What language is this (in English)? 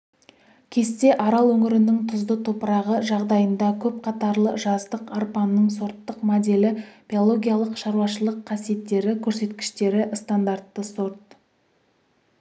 Kazakh